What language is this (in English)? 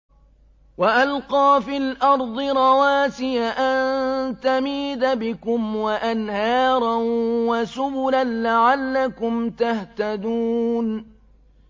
Arabic